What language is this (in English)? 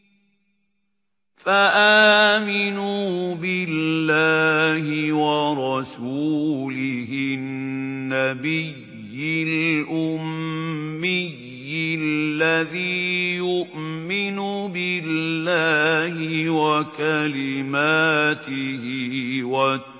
Arabic